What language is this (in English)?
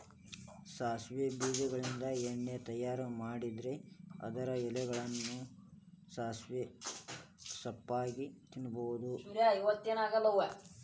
Kannada